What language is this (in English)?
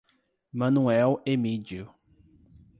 Portuguese